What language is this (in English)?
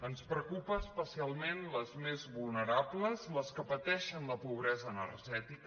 Catalan